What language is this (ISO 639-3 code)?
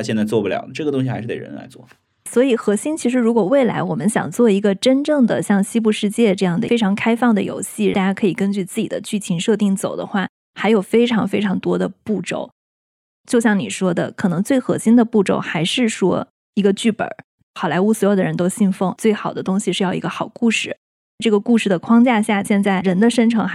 zho